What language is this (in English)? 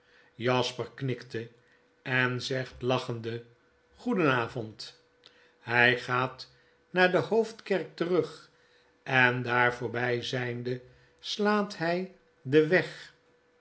Dutch